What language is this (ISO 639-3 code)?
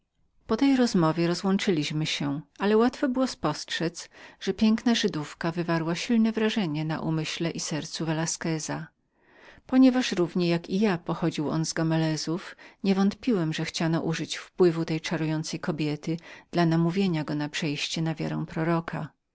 pol